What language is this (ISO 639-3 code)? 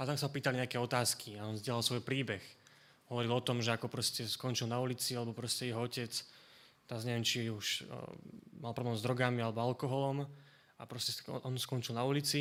slk